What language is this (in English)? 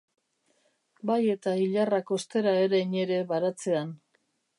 Basque